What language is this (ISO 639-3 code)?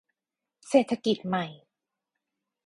tha